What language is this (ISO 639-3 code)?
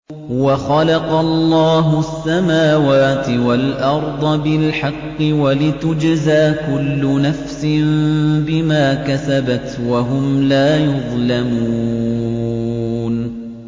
ara